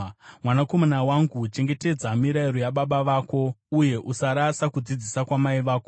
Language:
Shona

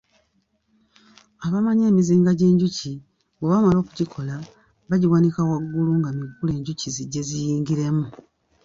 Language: Ganda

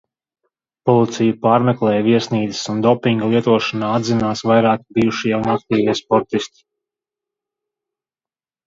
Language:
Latvian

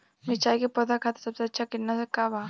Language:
Bhojpuri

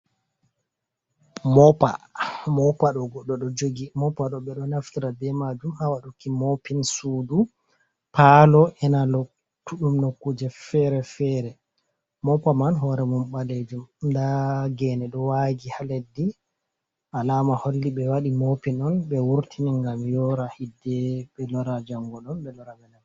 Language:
Fula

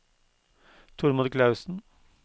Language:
Norwegian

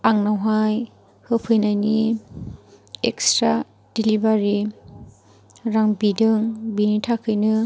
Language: Bodo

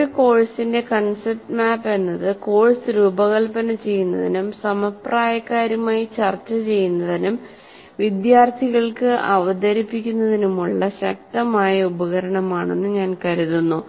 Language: Malayalam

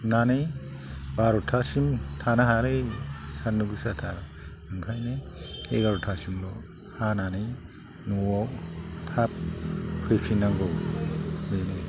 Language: Bodo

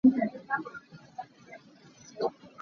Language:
Hakha Chin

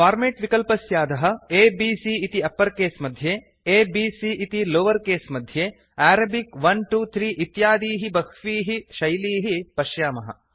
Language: Sanskrit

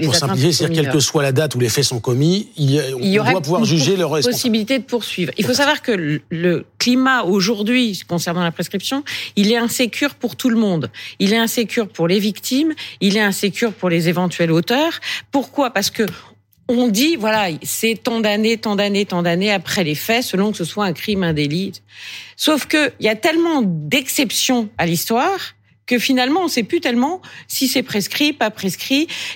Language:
French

